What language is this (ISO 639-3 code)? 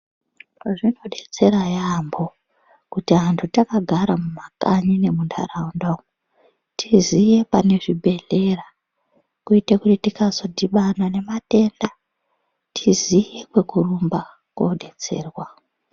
ndc